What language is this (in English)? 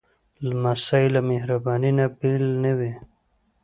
Pashto